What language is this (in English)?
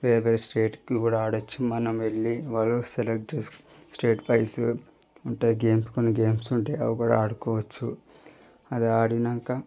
Telugu